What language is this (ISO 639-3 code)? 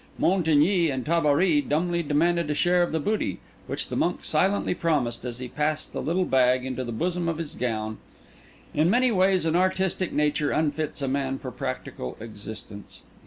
eng